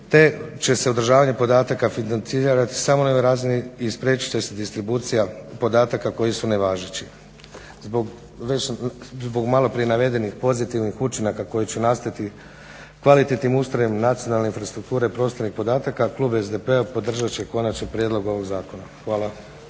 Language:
Croatian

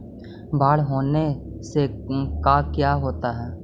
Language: Magahi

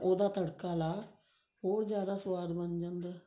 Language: Punjabi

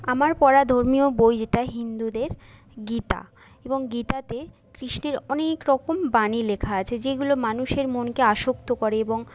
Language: Bangla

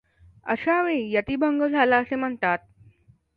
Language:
Marathi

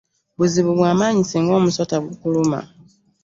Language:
Ganda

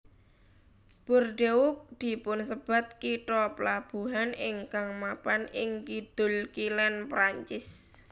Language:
Javanese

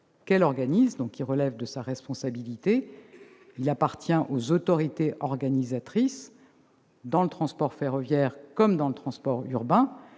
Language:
French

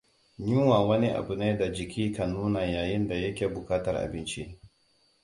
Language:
Hausa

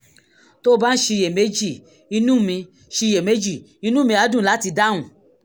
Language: Yoruba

